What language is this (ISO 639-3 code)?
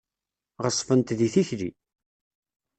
kab